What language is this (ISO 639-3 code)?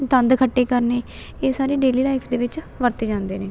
pan